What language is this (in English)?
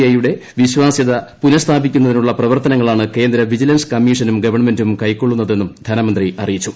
Malayalam